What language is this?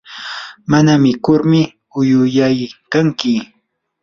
Yanahuanca Pasco Quechua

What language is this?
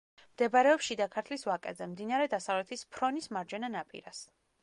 Georgian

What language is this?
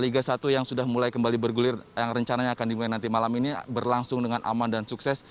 Indonesian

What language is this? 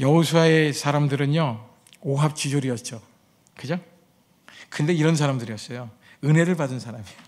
Korean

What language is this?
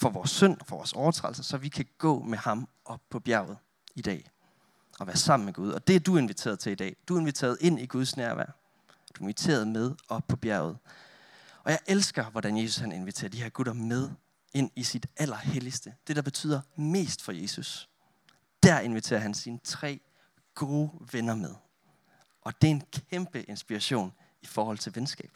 Danish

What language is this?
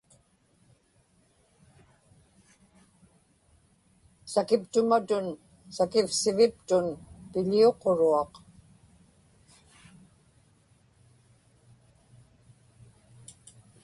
Inupiaq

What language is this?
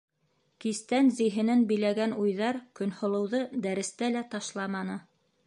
Bashkir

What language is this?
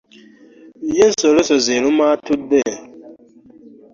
Ganda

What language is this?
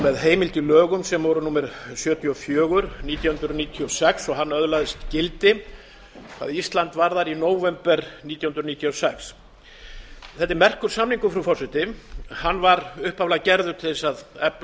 Icelandic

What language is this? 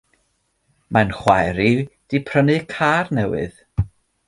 Welsh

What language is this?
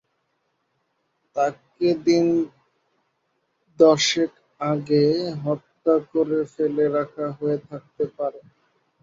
Bangla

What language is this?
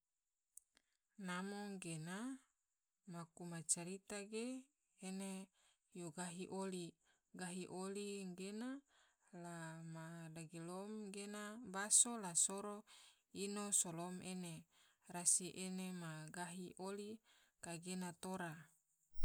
Tidore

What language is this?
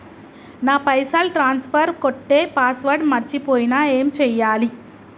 Telugu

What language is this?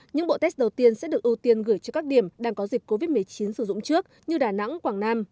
Vietnamese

